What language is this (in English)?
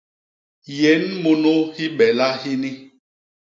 Basaa